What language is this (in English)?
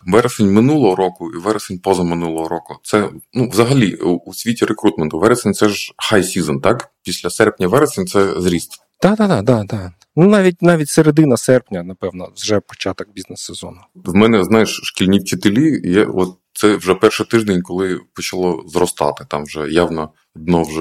Ukrainian